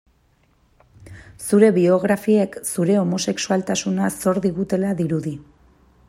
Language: Basque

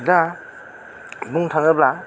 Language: Bodo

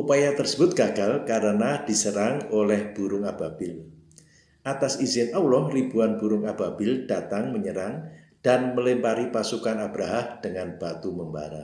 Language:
Indonesian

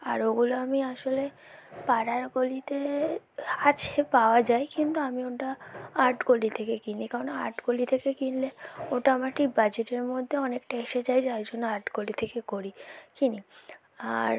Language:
Bangla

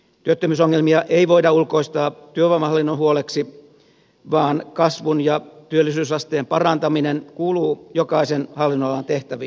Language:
Finnish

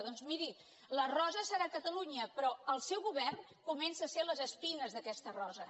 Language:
Catalan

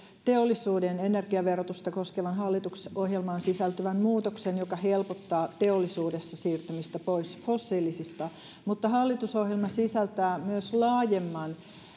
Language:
Finnish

